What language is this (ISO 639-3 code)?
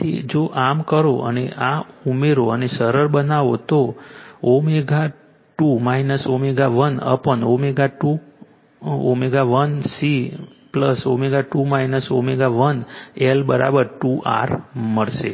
guj